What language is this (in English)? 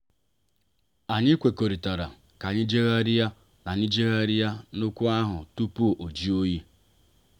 Igbo